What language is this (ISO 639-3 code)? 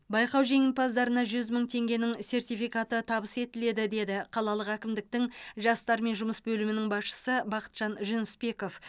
kaz